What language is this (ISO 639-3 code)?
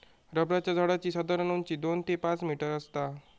mar